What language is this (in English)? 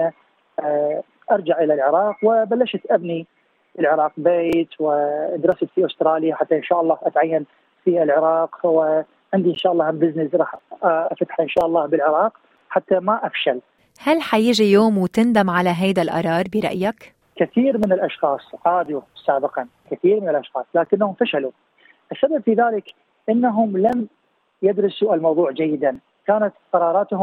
Arabic